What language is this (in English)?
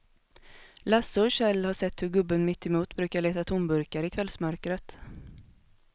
Swedish